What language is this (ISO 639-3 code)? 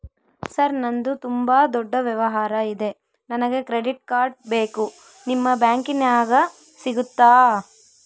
kan